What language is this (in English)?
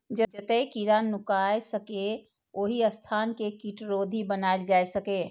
Maithili